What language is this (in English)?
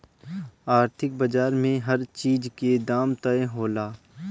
Bhojpuri